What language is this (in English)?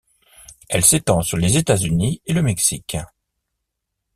French